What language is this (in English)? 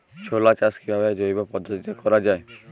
Bangla